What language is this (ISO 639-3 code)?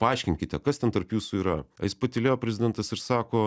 lit